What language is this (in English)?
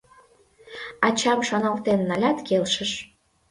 Mari